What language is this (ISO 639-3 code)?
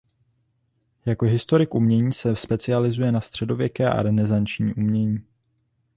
ces